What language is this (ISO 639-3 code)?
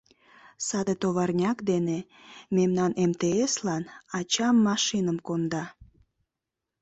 chm